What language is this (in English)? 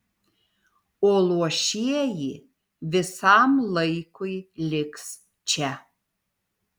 Lithuanian